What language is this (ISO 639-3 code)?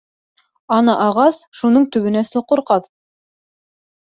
bak